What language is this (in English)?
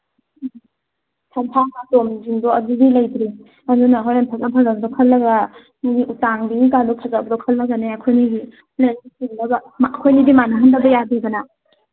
Manipuri